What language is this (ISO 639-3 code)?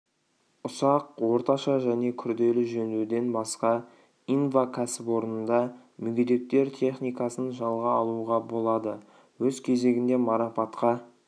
kaz